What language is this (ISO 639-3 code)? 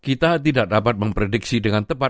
ind